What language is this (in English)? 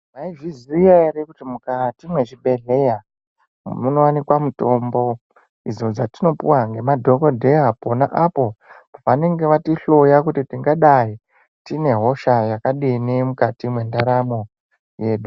Ndau